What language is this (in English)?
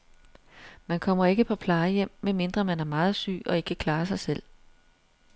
Danish